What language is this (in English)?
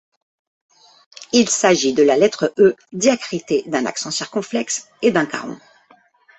French